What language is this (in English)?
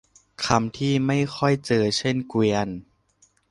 Thai